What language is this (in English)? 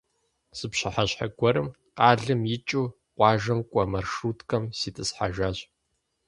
Kabardian